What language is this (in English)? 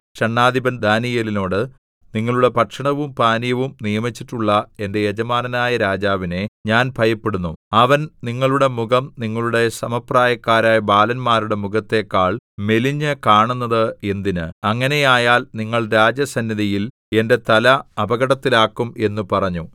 Malayalam